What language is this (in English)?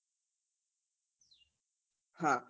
Gujarati